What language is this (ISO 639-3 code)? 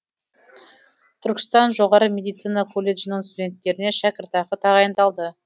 kaz